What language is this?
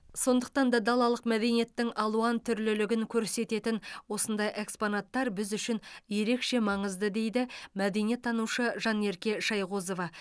Kazakh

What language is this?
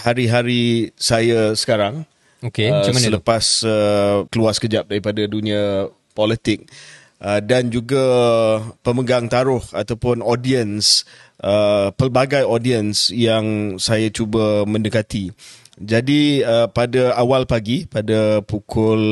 Malay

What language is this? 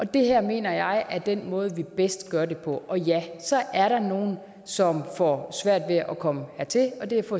Danish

